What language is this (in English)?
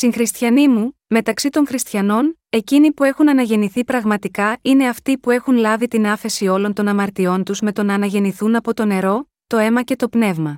Greek